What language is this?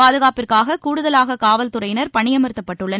Tamil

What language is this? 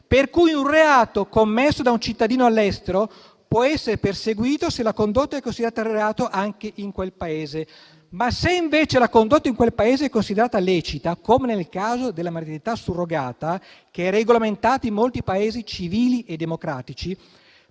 Italian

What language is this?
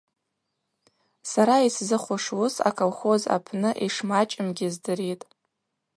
Abaza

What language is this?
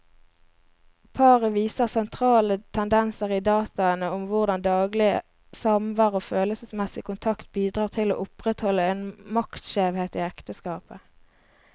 Norwegian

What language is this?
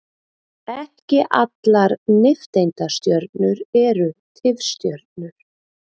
Icelandic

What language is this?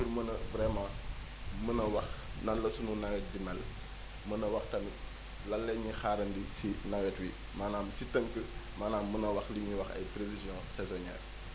Wolof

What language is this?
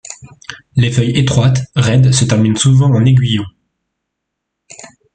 French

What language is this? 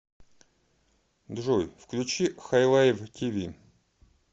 Russian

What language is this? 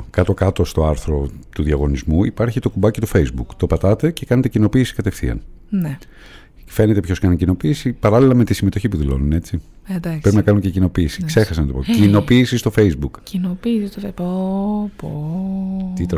Greek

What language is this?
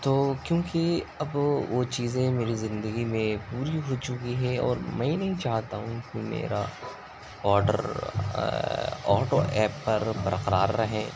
Urdu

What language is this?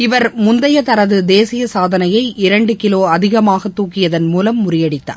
Tamil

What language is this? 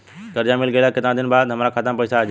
Bhojpuri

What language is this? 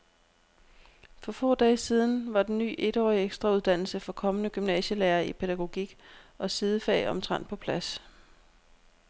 Danish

